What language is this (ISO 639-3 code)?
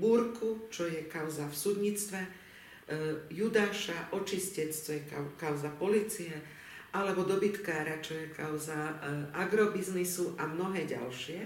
slk